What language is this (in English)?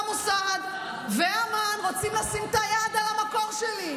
Hebrew